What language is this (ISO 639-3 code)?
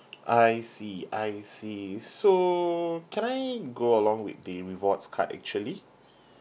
eng